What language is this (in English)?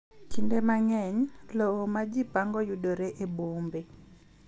Luo (Kenya and Tanzania)